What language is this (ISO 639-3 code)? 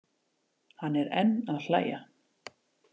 isl